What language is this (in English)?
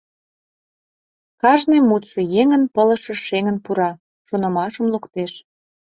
Mari